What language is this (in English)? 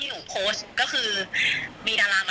Thai